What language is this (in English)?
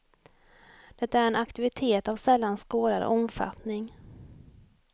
Swedish